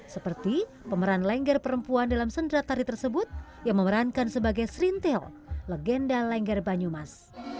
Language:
Indonesian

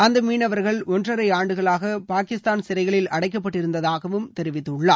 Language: Tamil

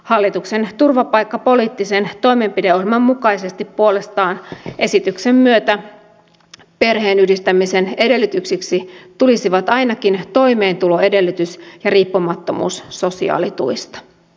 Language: Finnish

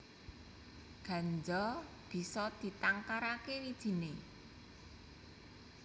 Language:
Javanese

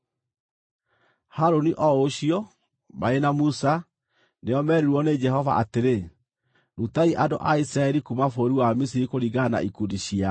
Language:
Kikuyu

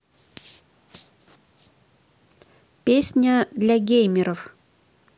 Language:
Russian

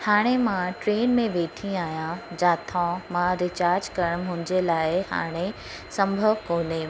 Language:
Sindhi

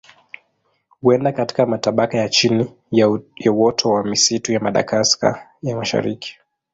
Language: Swahili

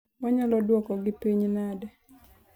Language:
Luo (Kenya and Tanzania)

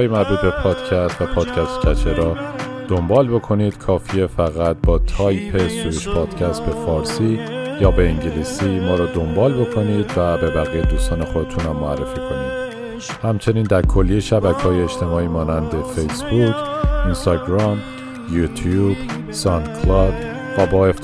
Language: Persian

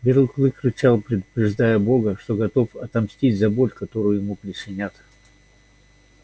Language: Russian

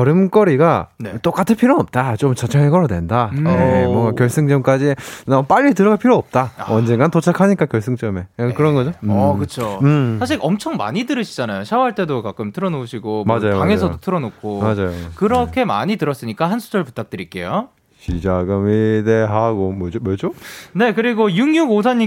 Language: Korean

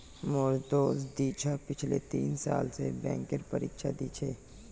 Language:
Magahi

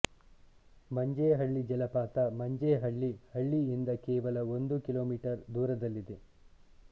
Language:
Kannada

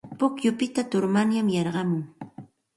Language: Santa Ana de Tusi Pasco Quechua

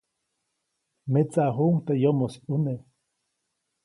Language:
Copainalá Zoque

